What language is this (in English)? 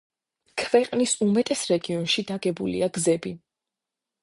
Georgian